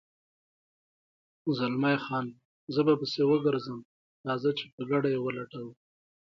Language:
Pashto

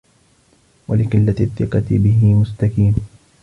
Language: Arabic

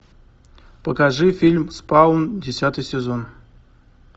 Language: Russian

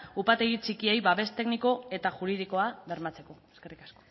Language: Basque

